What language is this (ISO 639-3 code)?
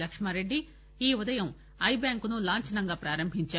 tel